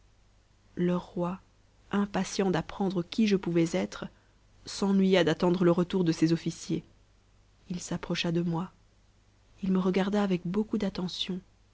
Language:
French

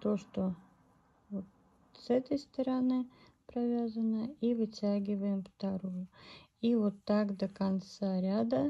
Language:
Russian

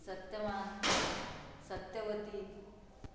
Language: Konkani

